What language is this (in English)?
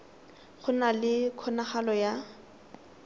Tswana